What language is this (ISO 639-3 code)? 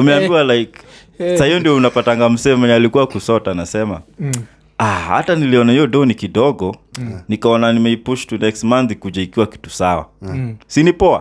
swa